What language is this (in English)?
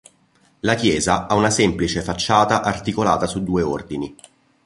Italian